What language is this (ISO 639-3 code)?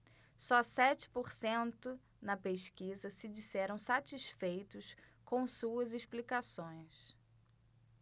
por